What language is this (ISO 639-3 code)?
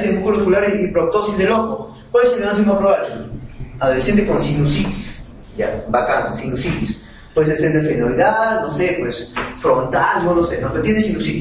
spa